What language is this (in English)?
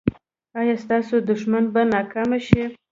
Pashto